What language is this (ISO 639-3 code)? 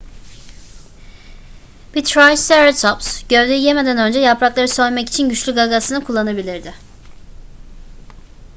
tur